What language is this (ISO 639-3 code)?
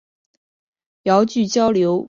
zho